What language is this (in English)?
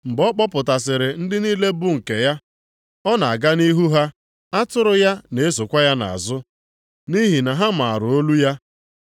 Igbo